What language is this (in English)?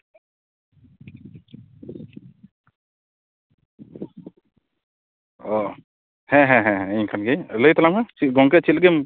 Santali